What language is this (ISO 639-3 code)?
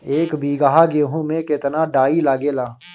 bho